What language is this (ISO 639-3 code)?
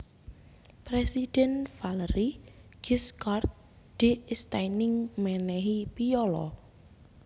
jav